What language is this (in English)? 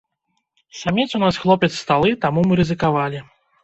Belarusian